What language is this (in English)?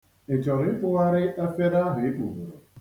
Igbo